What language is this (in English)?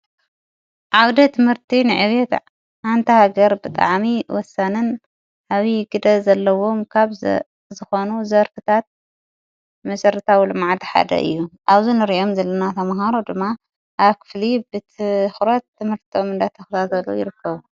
Tigrinya